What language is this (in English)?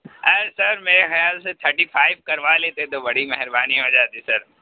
Urdu